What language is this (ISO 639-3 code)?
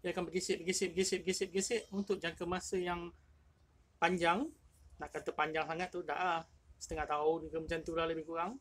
msa